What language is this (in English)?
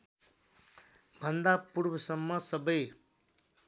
Nepali